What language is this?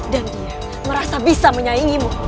Indonesian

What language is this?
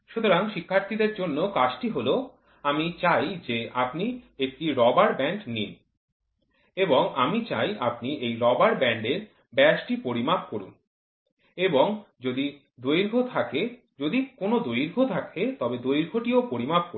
Bangla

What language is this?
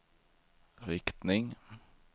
Swedish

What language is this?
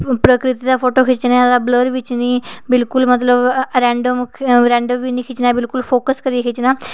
Dogri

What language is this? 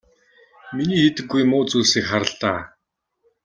Mongolian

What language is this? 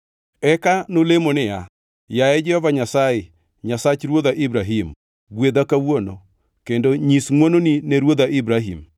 Luo (Kenya and Tanzania)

